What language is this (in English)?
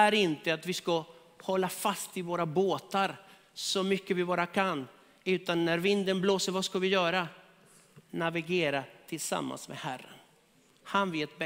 Swedish